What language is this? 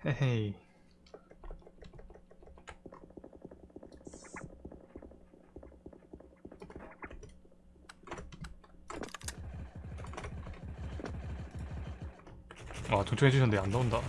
Korean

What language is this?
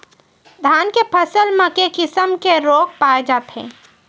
Chhattisgarhi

